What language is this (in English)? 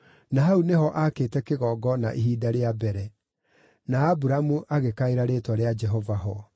Kikuyu